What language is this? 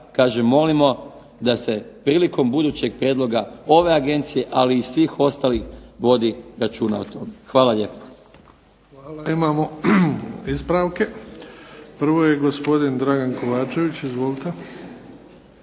Croatian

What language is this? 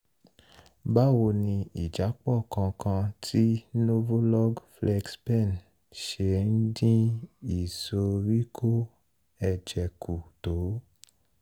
Yoruba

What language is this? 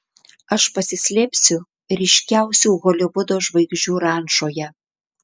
Lithuanian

